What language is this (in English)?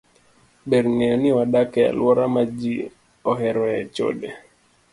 Luo (Kenya and Tanzania)